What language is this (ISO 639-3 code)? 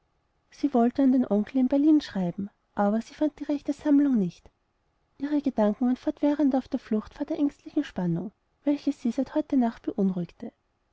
deu